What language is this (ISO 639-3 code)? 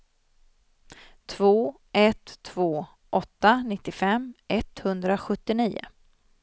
swe